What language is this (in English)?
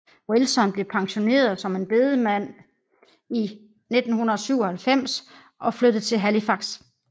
Danish